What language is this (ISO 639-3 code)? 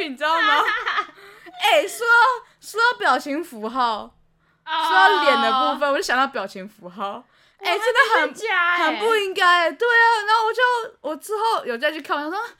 zho